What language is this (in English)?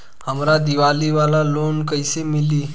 Bhojpuri